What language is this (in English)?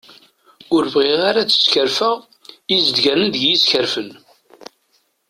Kabyle